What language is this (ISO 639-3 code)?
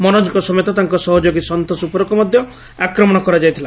ori